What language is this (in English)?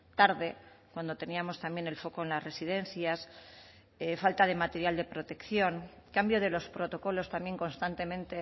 Spanish